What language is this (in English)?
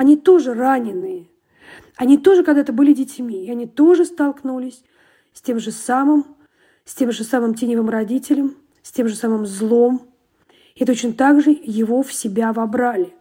Russian